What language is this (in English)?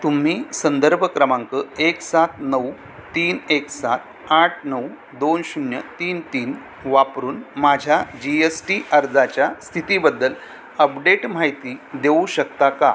Marathi